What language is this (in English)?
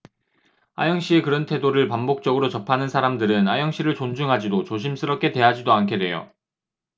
Korean